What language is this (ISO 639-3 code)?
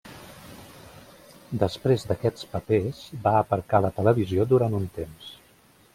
cat